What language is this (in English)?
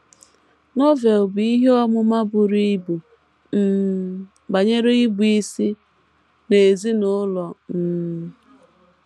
Igbo